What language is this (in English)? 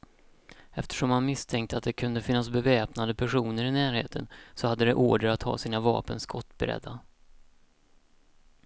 Swedish